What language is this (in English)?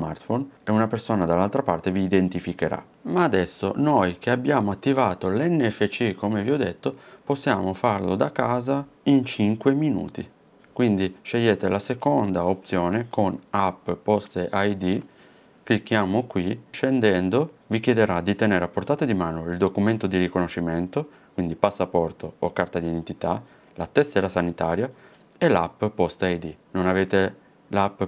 Italian